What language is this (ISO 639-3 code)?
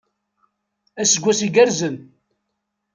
kab